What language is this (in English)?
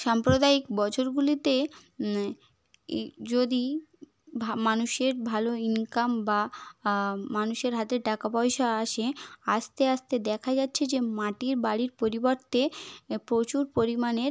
Bangla